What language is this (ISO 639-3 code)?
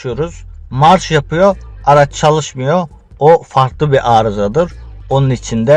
tur